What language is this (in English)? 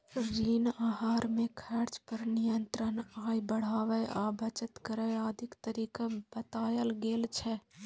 Maithili